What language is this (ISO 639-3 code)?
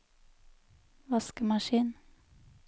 nor